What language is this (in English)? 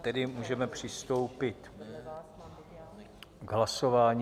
Czech